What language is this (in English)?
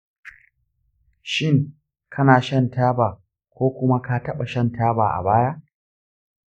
Hausa